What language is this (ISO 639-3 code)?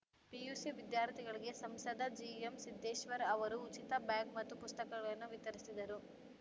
kan